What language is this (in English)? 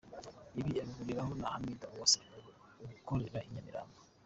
Kinyarwanda